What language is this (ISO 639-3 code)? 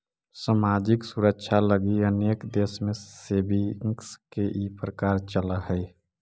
mag